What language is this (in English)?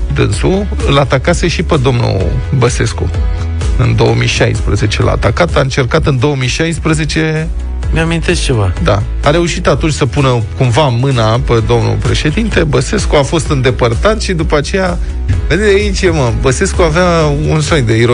Romanian